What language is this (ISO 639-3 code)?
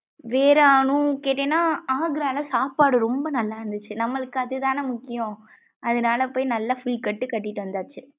tam